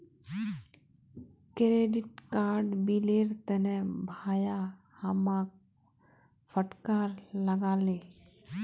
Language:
Magahi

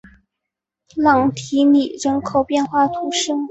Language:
Chinese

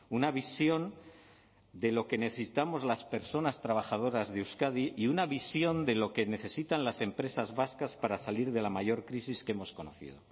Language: Spanish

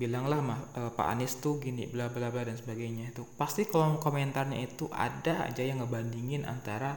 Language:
Indonesian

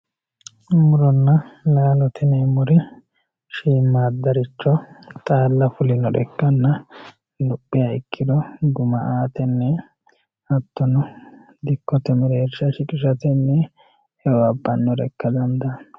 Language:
Sidamo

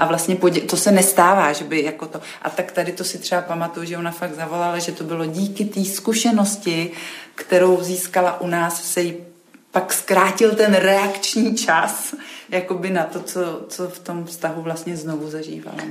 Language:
Czech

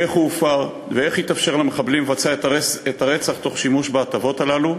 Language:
Hebrew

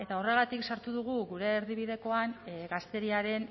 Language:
Basque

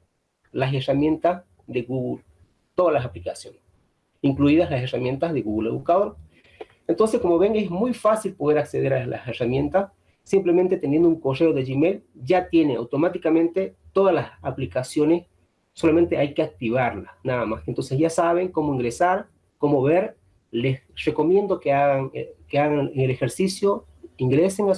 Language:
Spanish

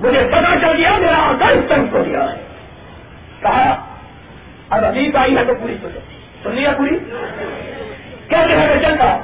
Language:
Urdu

